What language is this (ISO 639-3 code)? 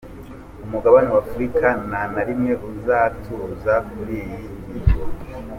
kin